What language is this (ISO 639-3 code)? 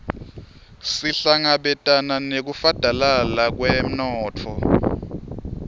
ssw